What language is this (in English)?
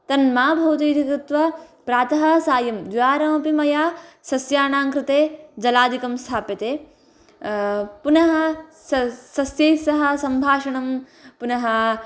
Sanskrit